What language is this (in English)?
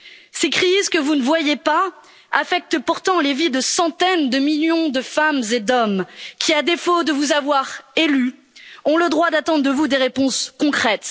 French